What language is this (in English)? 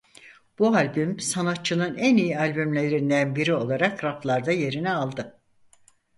Turkish